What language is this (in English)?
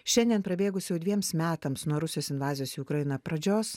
Lithuanian